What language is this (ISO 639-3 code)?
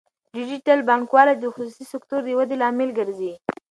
pus